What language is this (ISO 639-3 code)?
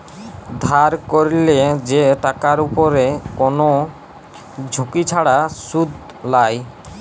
ben